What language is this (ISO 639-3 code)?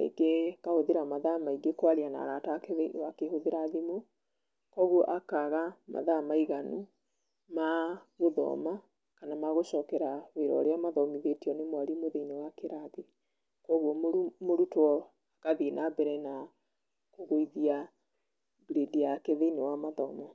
kik